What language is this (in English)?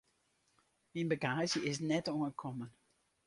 Western Frisian